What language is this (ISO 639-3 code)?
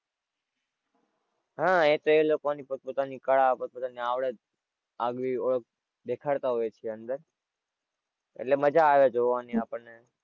guj